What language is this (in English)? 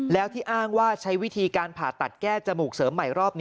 Thai